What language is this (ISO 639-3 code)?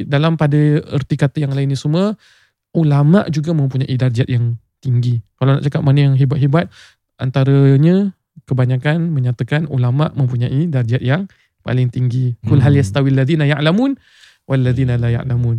msa